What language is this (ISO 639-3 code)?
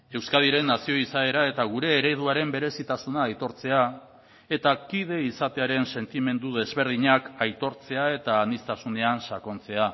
eus